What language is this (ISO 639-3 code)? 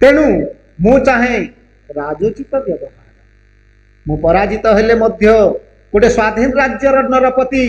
hin